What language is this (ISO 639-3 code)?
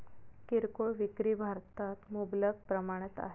mar